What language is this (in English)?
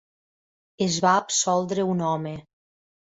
Catalan